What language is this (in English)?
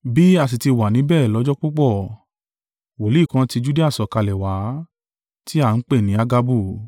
Yoruba